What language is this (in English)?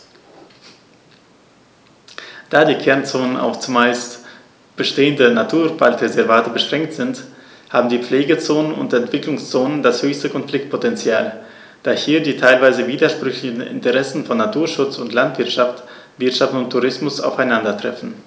German